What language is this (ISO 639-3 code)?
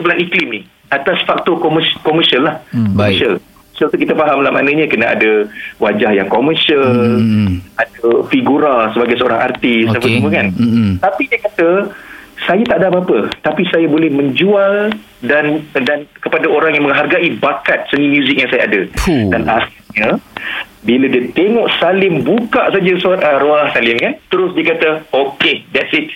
msa